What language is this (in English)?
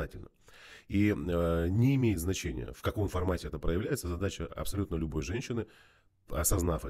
Russian